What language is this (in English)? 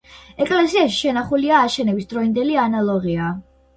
Georgian